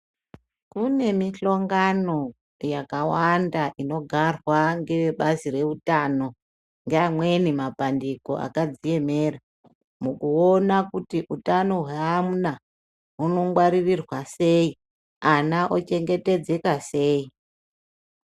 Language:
Ndau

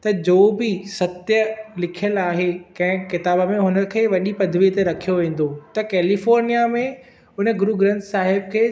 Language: Sindhi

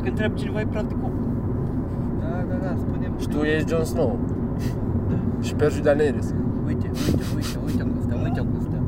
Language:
Romanian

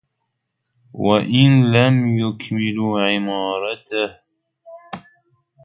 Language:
Arabic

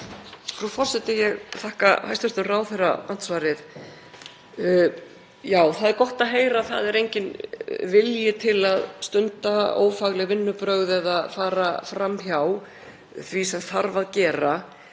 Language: Icelandic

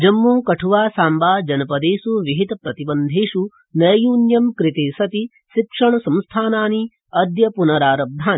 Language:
Sanskrit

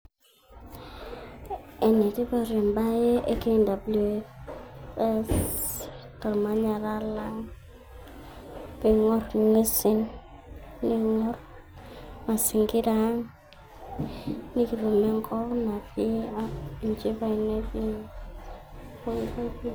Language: Masai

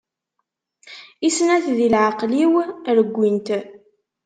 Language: Kabyle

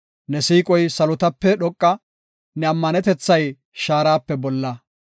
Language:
Gofa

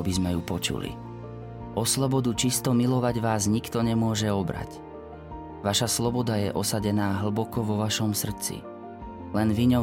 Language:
Slovak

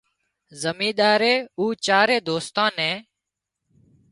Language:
Wadiyara Koli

